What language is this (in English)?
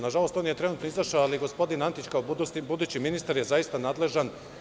Serbian